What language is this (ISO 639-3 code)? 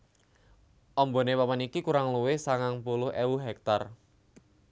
jav